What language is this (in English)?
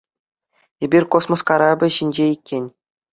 Chuvash